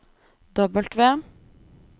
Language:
Norwegian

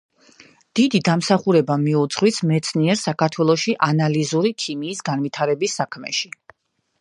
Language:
Georgian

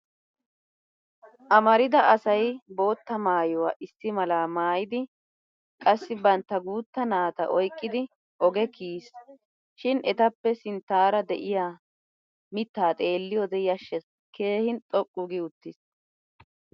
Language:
Wolaytta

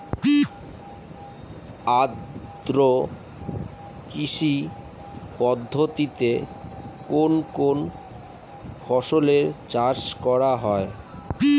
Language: Bangla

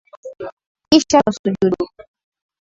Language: Swahili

